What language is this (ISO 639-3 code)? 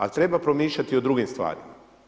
hrv